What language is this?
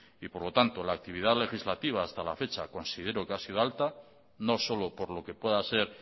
Spanish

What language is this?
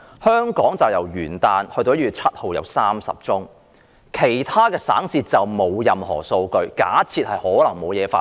Cantonese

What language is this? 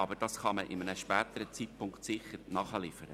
Swiss German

